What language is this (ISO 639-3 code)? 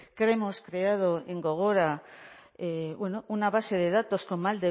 spa